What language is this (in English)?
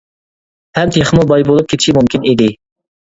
Uyghur